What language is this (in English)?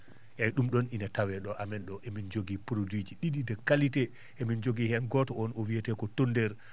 Fula